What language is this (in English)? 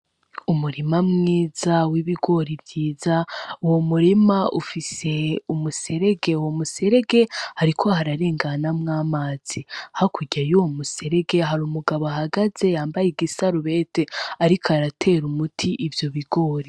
Rundi